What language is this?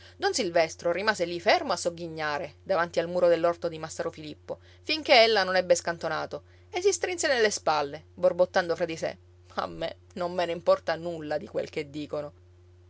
Italian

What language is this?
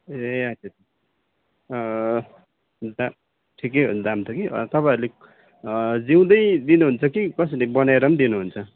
Nepali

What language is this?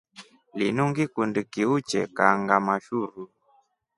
Rombo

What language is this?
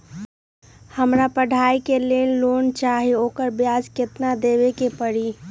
Magahi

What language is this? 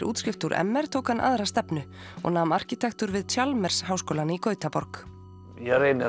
Icelandic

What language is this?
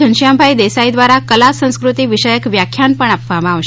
Gujarati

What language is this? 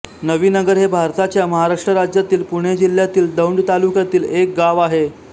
Marathi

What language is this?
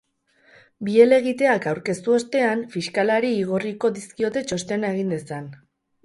Basque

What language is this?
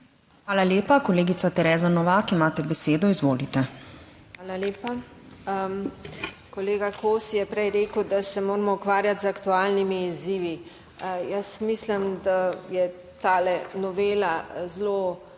Slovenian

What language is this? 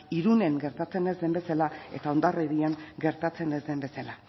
Basque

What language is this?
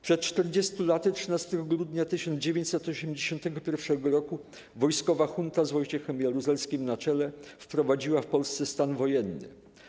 Polish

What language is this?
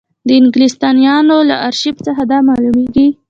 Pashto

